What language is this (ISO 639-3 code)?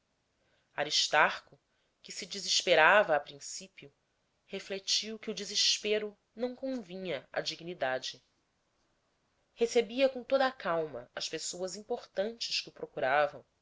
por